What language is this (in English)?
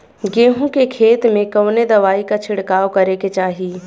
Bhojpuri